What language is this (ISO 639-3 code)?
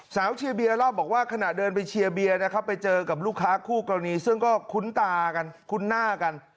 tha